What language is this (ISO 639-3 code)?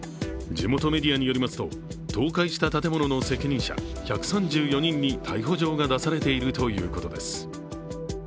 jpn